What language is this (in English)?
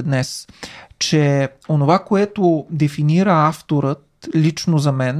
Bulgarian